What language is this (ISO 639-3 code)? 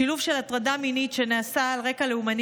heb